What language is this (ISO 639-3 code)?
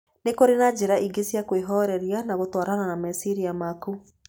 kik